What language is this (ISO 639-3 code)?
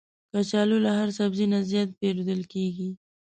pus